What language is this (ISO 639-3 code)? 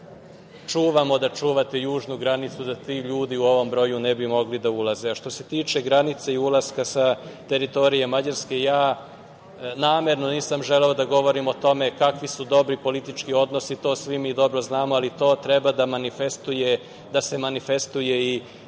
srp